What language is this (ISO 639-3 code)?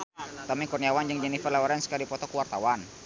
sun